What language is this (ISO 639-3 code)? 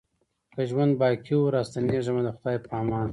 pus